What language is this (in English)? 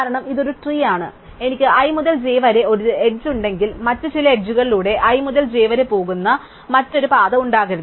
Malayalam